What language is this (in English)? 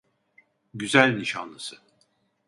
Turkish